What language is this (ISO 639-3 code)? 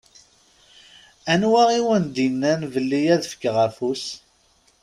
kab